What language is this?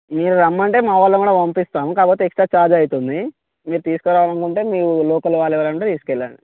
Telugu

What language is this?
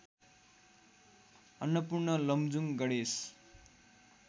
Nepali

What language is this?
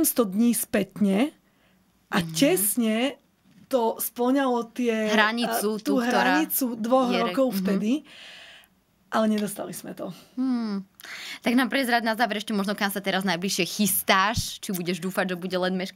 Slovak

